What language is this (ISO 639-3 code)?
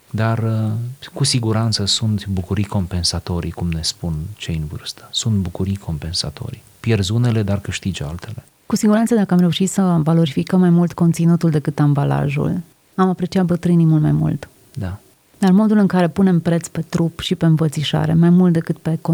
ron